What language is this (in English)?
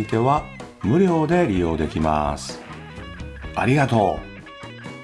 Japanese